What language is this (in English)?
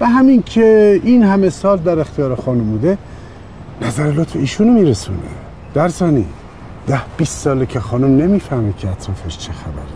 Persian